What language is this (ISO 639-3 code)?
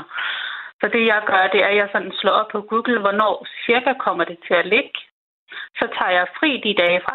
dan